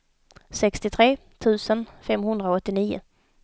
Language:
Swedish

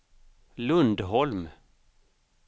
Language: Swedish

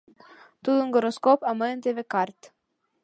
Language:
Mari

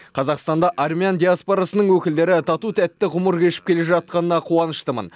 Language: Kazakh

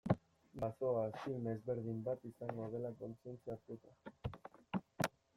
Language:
Basque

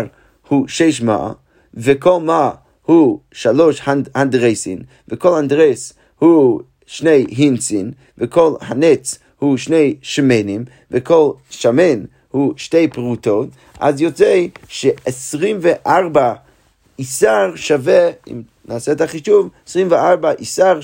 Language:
Hebrew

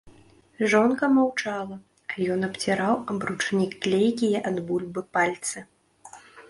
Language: Belarusian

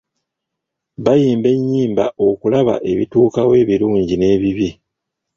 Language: Ganda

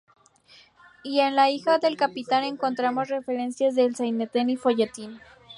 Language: Spanish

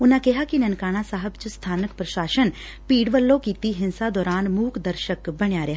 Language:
Punjabi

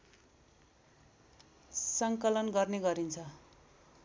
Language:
Nepali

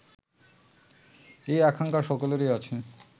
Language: Bangla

